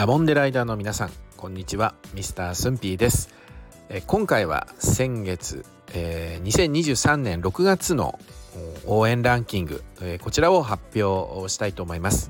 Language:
Japanese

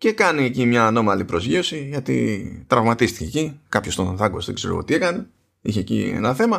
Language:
Greek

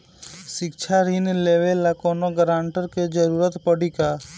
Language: Bhojpuri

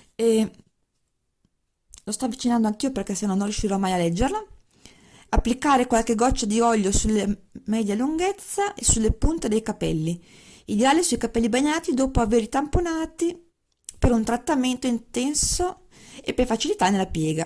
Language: Italian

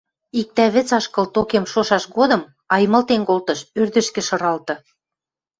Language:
Western Mari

